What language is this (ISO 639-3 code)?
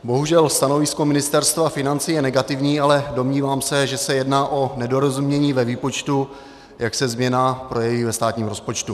ces